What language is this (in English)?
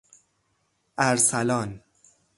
Persian